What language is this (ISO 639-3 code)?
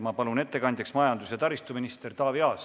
est